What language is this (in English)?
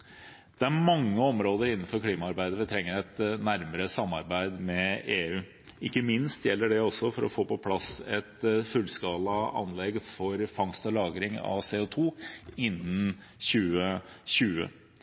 Norwegian Bokmål